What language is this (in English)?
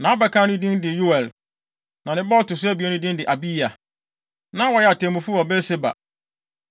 Akan